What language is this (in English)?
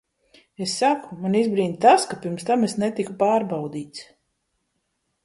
Latvian